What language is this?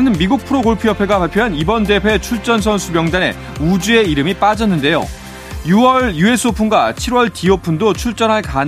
Korean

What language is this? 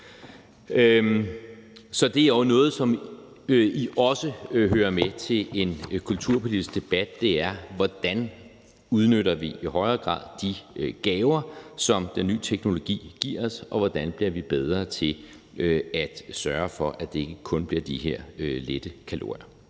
Danish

